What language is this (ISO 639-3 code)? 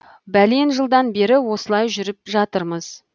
kaz